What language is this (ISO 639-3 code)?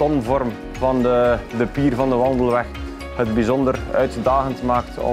nld